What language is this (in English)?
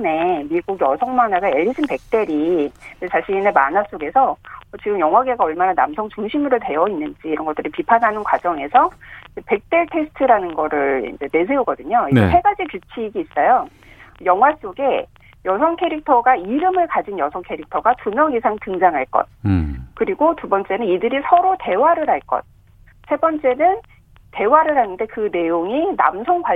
Korean